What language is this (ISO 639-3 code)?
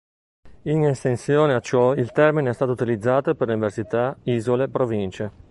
ita